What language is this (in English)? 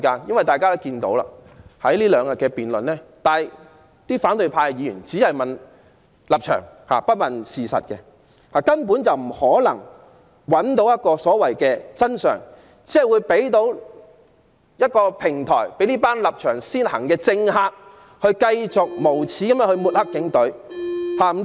Cantonese